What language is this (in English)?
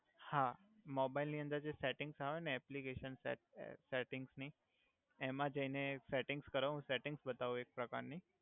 Gujarati